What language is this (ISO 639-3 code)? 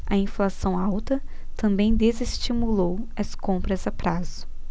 por